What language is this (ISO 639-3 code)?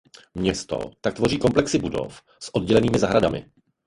ces